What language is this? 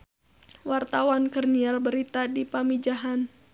Sundanese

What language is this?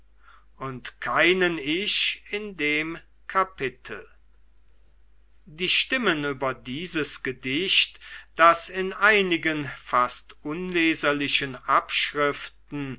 German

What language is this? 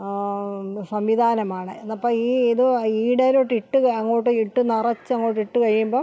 Malayalam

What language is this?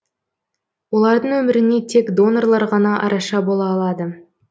Kazakh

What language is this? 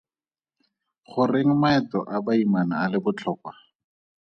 Tswana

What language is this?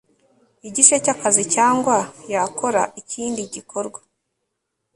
Kinyarwanda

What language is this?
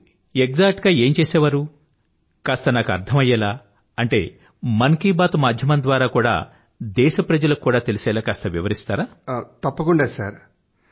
Telugu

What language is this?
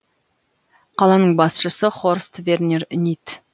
Kazakh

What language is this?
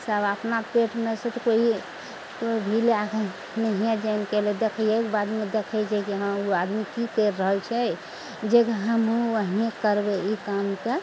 Maithili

